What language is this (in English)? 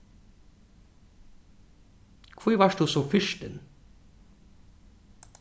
Faroese